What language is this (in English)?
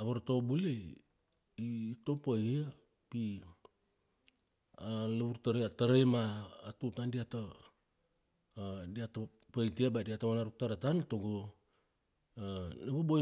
Kuanua